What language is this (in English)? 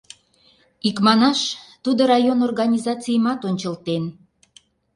Mari